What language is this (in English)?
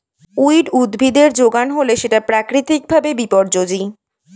Bangla